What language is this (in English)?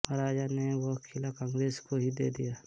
Hindi